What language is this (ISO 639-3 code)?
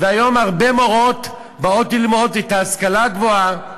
heb